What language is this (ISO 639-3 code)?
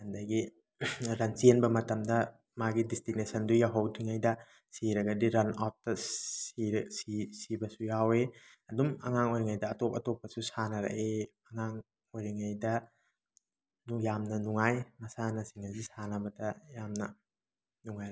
mni